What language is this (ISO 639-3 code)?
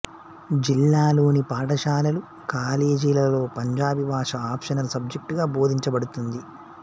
tel